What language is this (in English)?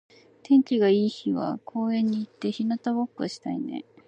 Japanese